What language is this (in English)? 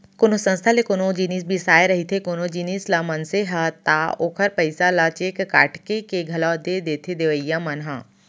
Chhattisgarhi